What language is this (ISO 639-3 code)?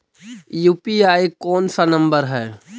mag